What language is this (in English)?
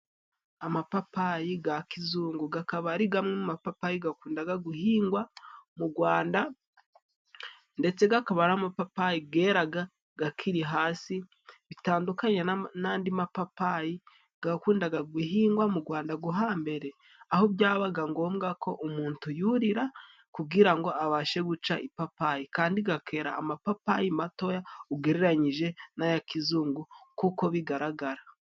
Kinyarwanda